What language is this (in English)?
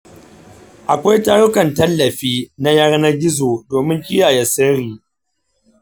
Hausa